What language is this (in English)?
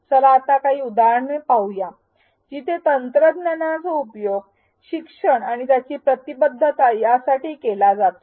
Marathi